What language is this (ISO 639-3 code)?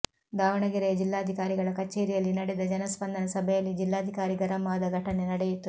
kan